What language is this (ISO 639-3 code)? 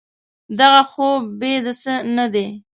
pus